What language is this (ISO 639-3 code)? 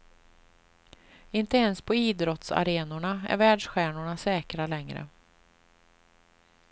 swe